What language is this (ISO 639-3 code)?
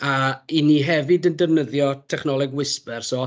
cym